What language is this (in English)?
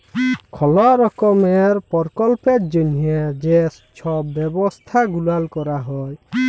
Bangla